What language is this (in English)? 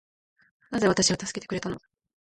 Japanese